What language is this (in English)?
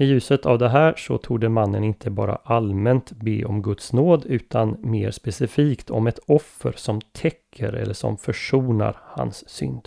Swedish